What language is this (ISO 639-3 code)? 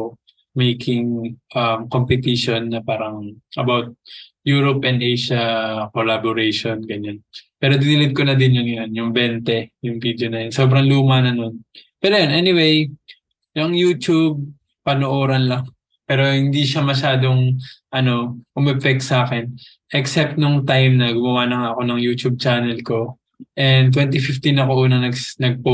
fil